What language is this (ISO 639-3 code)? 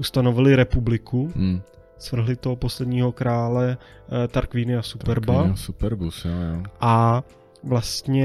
ces